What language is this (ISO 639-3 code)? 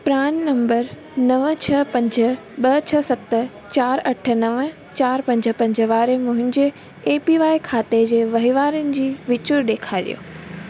snd